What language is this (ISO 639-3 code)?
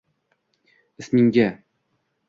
uzb